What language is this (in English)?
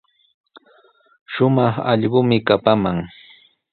Sihuas Ancash Quechua